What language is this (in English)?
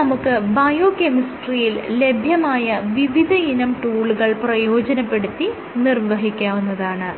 Malayalam